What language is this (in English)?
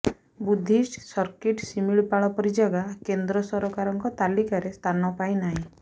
Odia